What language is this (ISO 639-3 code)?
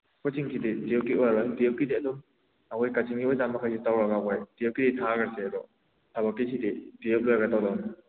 mni